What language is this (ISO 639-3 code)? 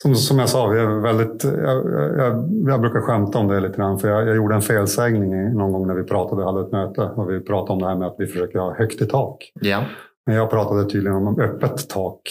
swe